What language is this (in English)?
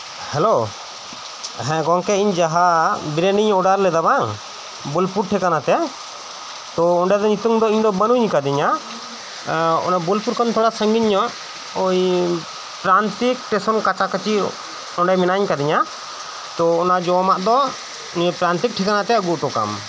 Santali